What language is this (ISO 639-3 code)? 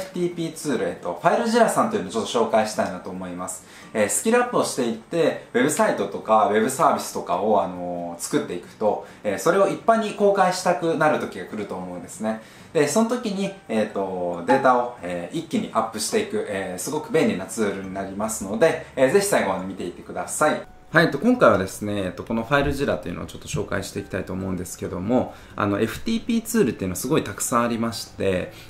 jpn